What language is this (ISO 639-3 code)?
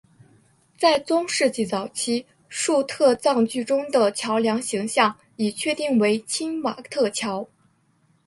zho